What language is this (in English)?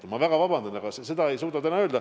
Estonian